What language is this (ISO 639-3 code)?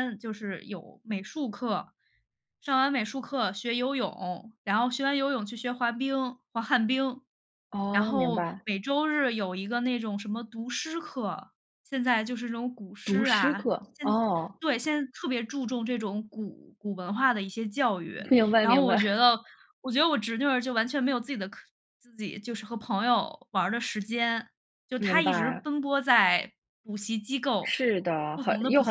zho